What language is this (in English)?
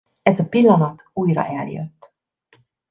Hungarian